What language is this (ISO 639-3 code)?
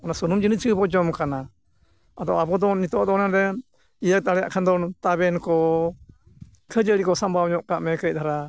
sat